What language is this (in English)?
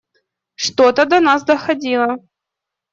Russian